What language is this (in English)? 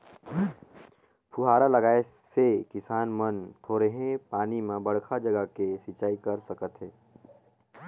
Chhattisgarhi